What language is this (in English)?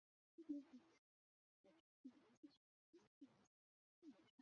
Chinese